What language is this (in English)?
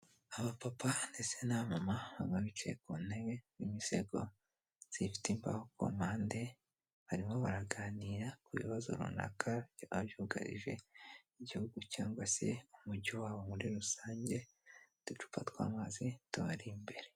Kinyarwanda